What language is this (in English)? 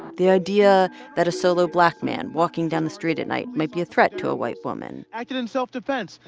English